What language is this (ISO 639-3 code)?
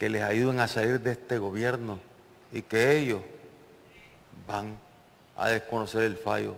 spa